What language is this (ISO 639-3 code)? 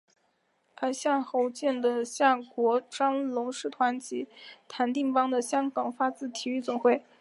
zho